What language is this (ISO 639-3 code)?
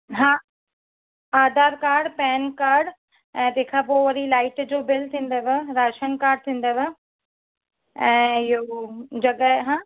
snd